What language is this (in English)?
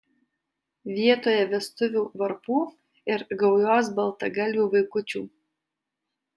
Lithuanian